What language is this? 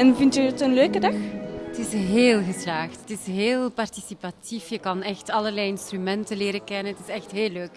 Dutch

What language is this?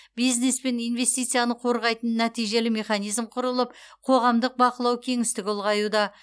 Kazakh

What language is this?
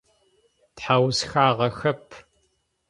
Adyghe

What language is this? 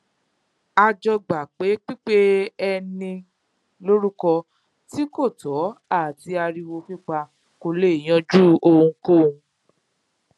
Yoruba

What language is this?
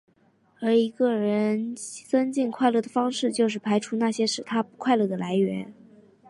Chinese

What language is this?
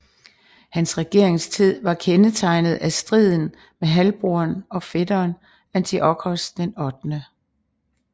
Danish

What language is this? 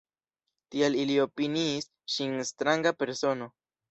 Esperanto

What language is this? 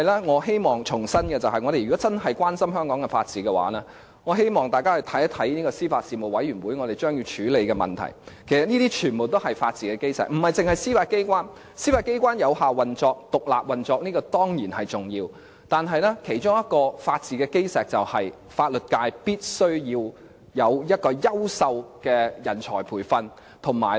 Cantonese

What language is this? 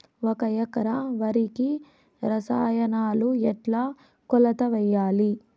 Telugu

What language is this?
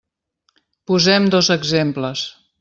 Catalan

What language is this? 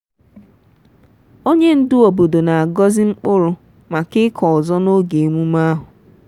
Igbo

